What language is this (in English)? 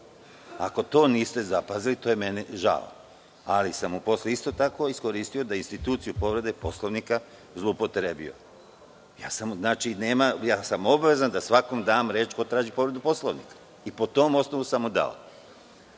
Serbian